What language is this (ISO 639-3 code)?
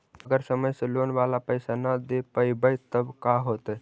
mag